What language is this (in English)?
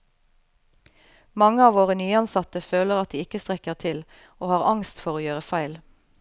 Norwegian